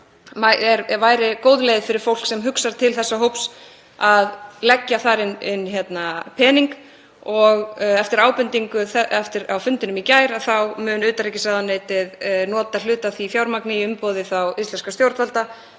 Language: Icelandic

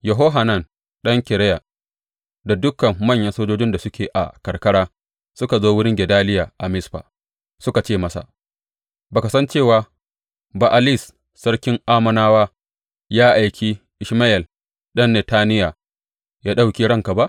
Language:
Hausa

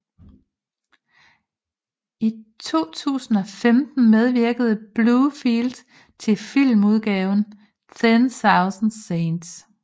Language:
Danish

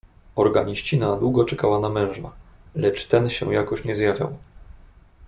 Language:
Polish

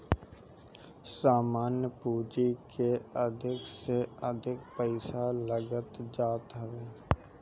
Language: Bhojpuri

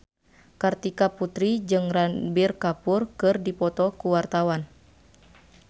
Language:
Sundanese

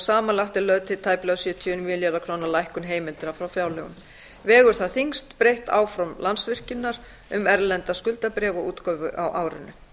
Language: Icelandic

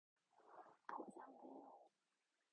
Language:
Korean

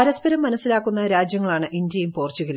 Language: Malayalam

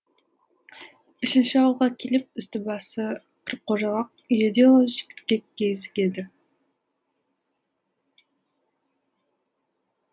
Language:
Kazakh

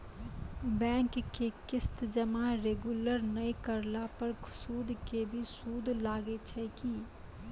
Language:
Maithili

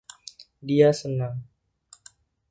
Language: Indonesian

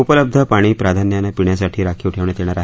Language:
Marathi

